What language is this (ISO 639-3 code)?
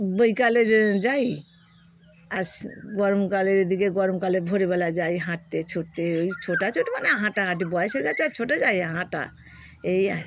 ben